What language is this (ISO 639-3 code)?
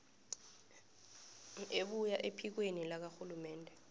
nbl